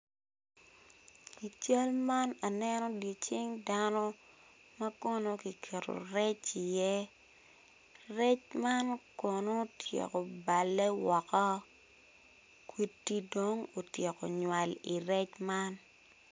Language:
Acoli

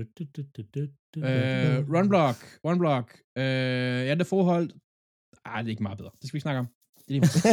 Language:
Danish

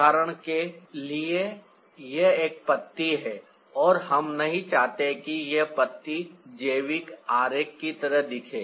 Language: Hindi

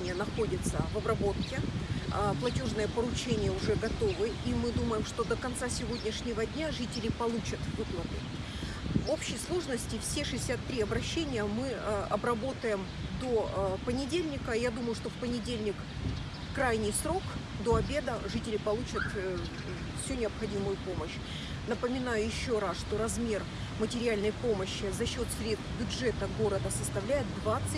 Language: Russian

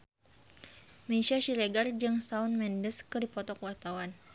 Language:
Sundanese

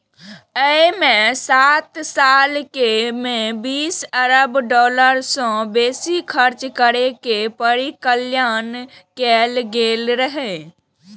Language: Maithili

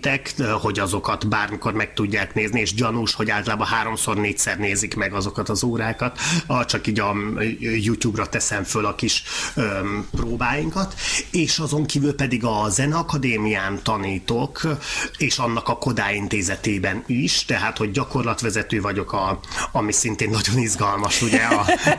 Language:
Hungarian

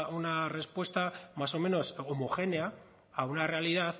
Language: Spanish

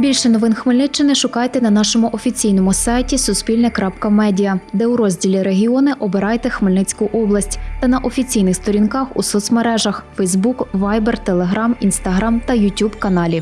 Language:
Ukrainian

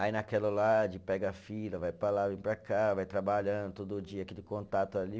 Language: Portuguese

